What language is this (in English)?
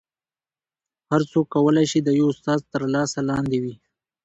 Pashto